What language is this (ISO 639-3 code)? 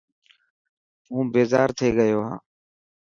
mki